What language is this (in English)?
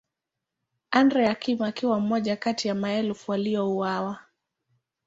Swahili